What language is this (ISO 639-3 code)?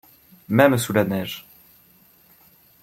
fra